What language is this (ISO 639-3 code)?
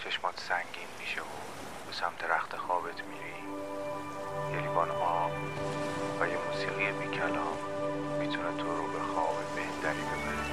fas